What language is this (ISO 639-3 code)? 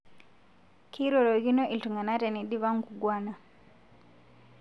mas